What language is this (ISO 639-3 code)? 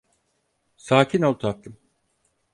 tur